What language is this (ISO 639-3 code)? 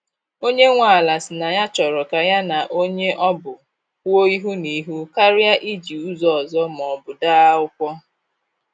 ibo